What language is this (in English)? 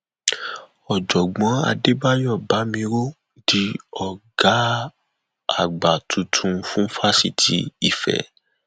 Yoruba